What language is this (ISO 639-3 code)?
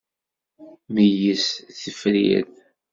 kab